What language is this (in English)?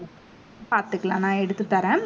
Tamil